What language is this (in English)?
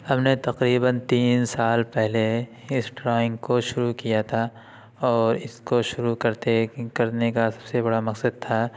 Urdu